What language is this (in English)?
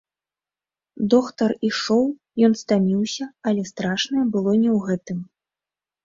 Belarusian